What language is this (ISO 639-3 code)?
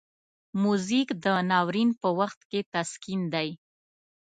pus